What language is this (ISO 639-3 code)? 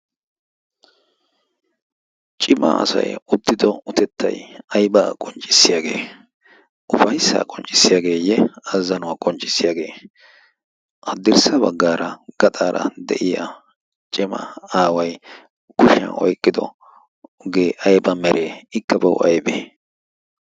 wal